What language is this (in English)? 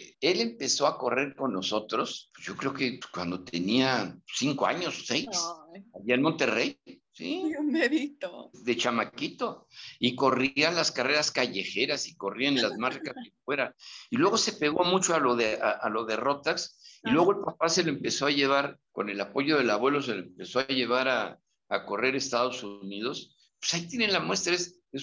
Spanish